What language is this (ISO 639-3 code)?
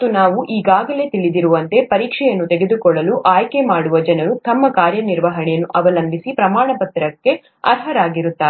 kan